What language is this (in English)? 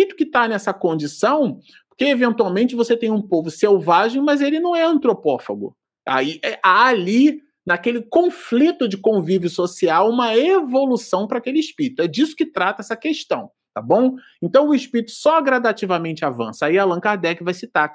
Portuguese